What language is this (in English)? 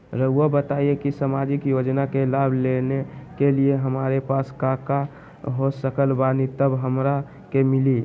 Magahi